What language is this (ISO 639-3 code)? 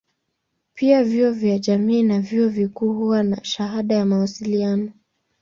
swa